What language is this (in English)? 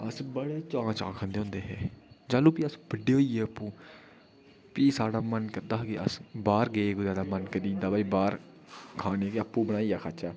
Dogri